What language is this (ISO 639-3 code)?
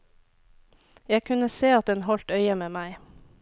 nor